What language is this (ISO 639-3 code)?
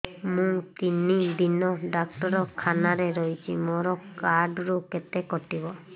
ori